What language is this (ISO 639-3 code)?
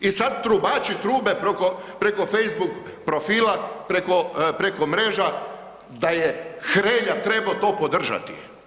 hrv